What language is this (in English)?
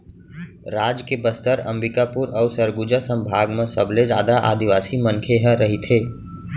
Chhattisgarhi